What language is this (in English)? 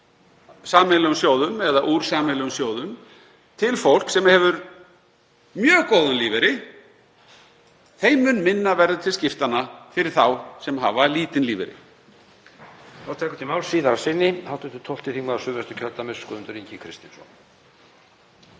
Icelandic